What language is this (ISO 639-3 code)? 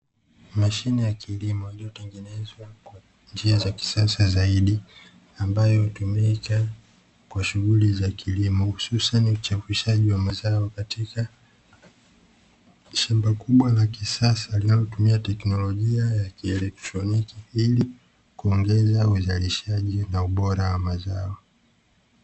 swa